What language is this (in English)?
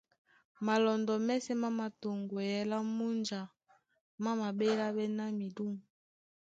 Duala